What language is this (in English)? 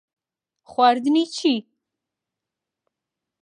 Central Kurdish